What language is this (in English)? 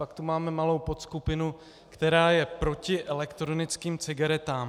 Czech